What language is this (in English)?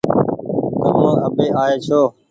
Goaria